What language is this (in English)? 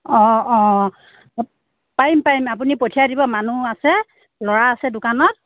Assamese